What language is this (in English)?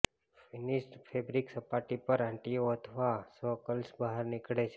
Gujarati